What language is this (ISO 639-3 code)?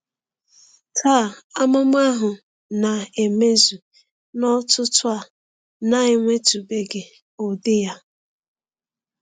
ibo